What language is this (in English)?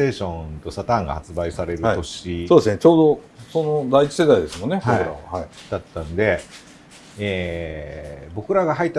Japanese